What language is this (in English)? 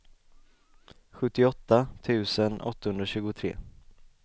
Swedish